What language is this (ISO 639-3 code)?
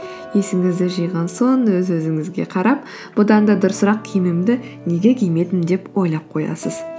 kaz